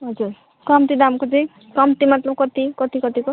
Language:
Nepali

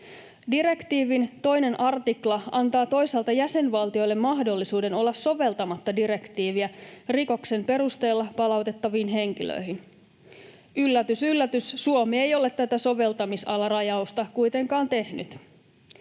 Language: Finnish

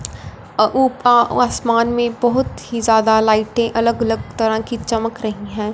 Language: Hindi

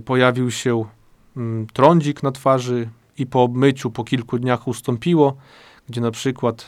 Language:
Polish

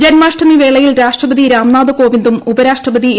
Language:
Malayalam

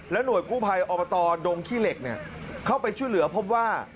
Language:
Thai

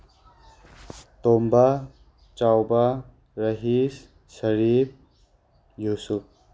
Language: Manipuri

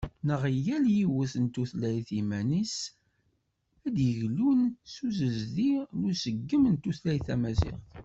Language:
Kabyle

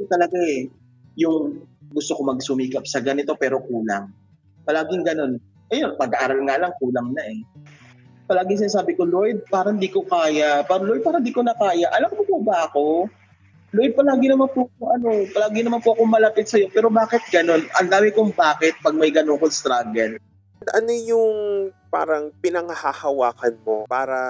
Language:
Filipino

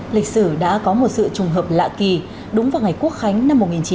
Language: Vietnamese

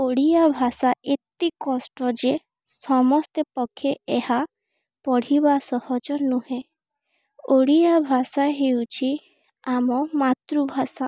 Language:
Odia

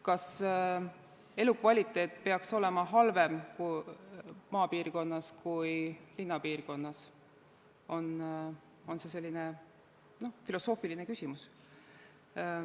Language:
Estonian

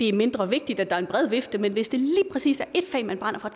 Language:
Danish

